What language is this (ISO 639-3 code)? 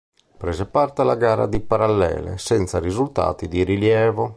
ita